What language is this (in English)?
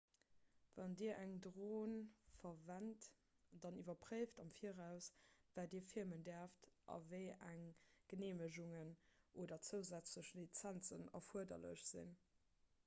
Luxembourgish